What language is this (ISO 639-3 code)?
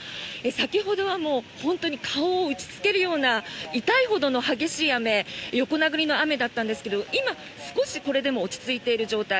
jpn